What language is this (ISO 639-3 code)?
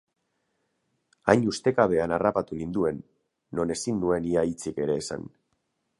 eus